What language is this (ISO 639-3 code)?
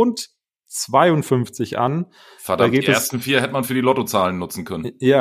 deu